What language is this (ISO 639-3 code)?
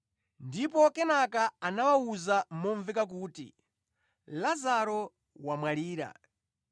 nya